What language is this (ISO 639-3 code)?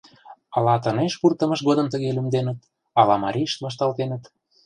chm